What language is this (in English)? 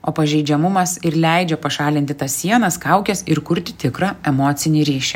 Lithuanian